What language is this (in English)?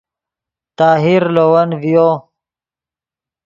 Yidgha